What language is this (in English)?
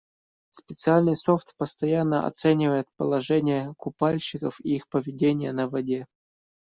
Russian